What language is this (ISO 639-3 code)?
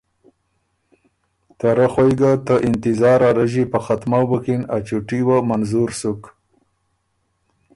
oru